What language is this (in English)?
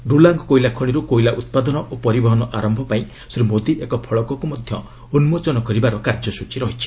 Odia